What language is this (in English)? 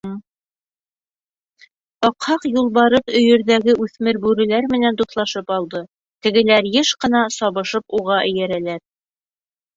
Bashkir